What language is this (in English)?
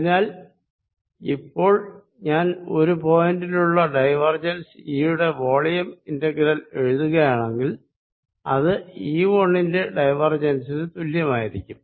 Malayalam